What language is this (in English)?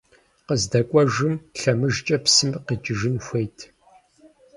Kabardian